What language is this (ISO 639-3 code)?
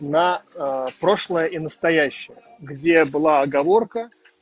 rus